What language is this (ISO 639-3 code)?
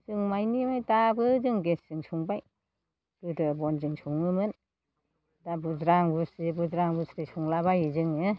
brx